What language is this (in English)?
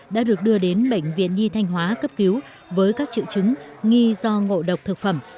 Vietnamese